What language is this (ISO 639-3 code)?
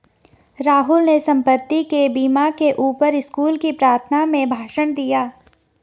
hin